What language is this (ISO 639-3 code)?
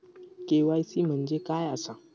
mar